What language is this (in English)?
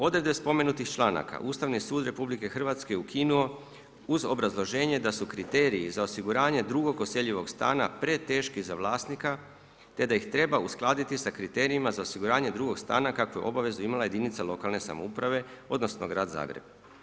Croatian